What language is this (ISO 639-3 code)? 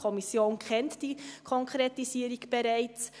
gsw